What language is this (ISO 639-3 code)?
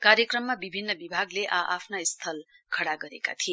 nep